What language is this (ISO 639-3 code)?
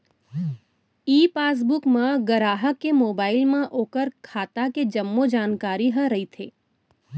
hne